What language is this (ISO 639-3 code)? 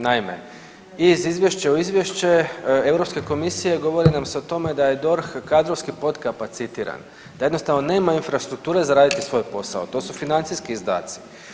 hrv